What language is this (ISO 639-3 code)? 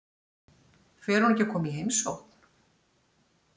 isl